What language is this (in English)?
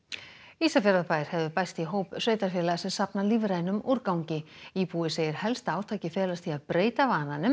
Icelandic